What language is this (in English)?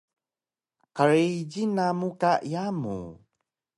Taroko